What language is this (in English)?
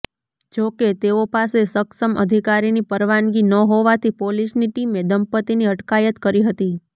Gujarati